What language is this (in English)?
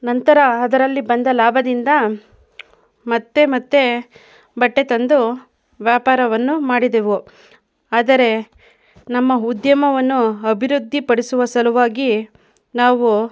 Kannada